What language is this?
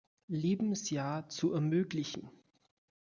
German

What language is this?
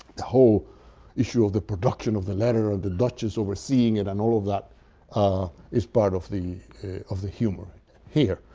English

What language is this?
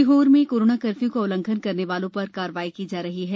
Hindi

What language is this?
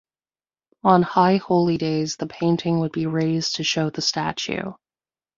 English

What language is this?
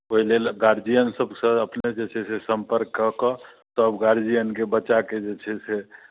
Maithili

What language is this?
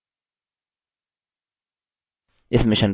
Hindi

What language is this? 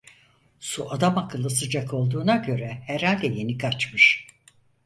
Turkish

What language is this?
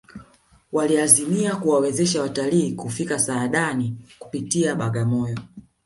Swahili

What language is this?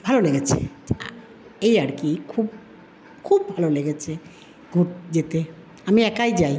Bangla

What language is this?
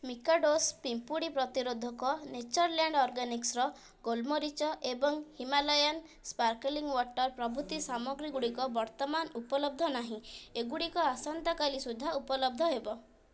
Odia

